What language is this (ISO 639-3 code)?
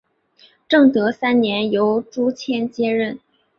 zho